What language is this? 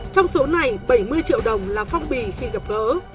Vietnamese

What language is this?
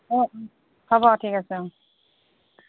Assamese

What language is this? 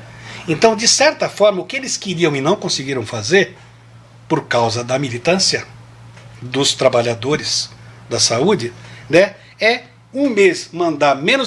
Portuguese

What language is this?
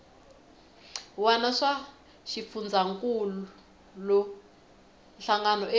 Tsonga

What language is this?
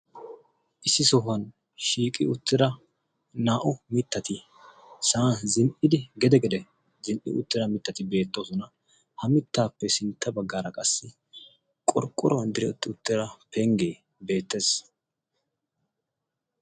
Wolaytta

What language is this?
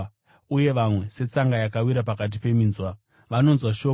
Shona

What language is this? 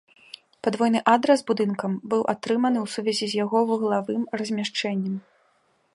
Belarusian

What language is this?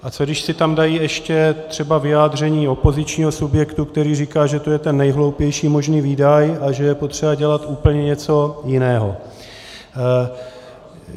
Czech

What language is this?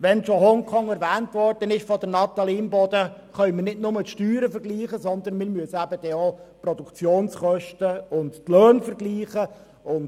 Swiss German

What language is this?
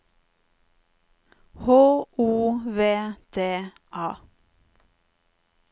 Norwegian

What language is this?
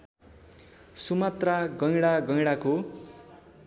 Nepali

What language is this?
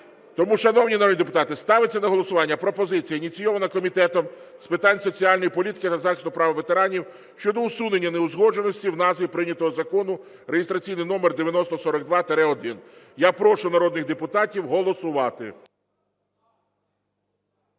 Ukrainian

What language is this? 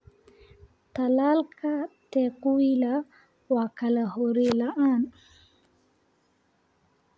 Somali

